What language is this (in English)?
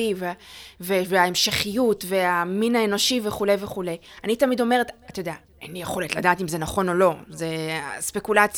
Hebrew